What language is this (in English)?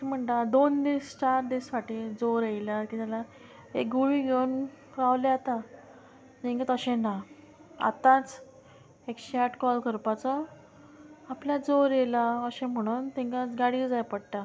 Konkani